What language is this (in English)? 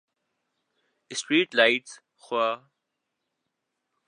Urdu